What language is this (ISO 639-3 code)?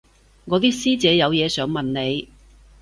yue